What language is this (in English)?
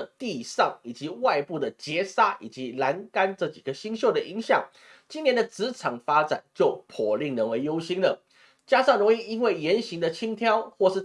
Chinese